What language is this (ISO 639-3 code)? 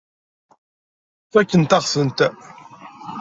kab